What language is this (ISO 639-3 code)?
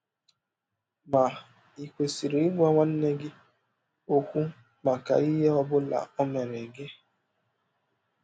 ibo